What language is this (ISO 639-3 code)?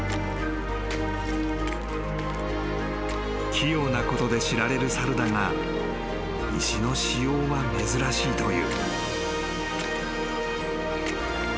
jpn